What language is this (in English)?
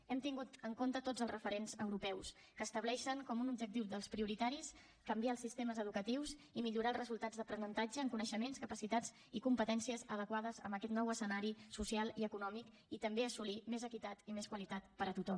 Catalan